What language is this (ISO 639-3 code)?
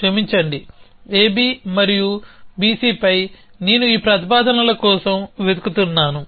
tel